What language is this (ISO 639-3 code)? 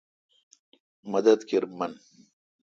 xka